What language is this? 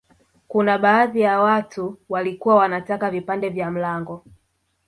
Swahili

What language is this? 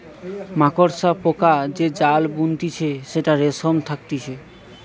Bangla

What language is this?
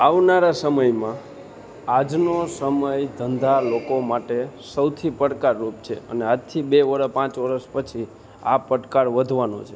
Gujarati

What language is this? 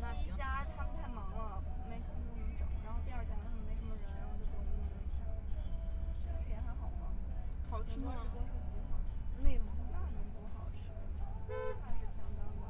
Chinese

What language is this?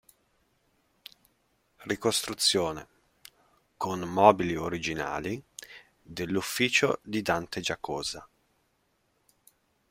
Italian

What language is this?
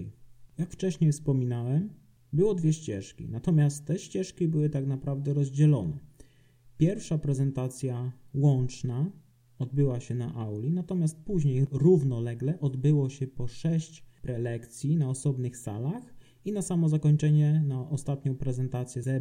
Polish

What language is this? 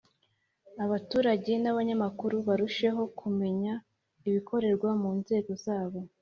Kinyarwanda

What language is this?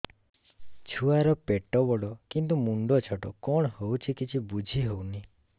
Odia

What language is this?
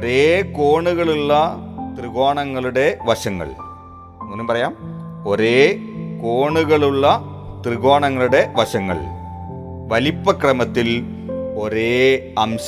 Malayalam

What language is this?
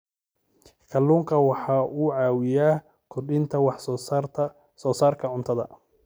Somali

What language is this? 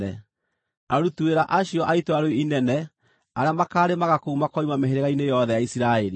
Kikuyu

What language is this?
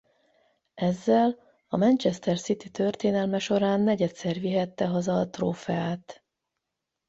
Hungarian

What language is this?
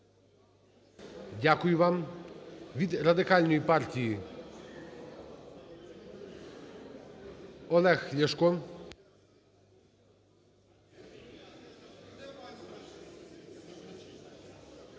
Ukrainian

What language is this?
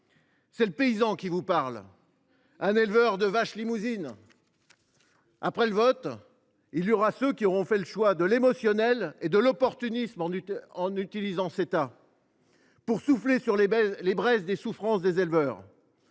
French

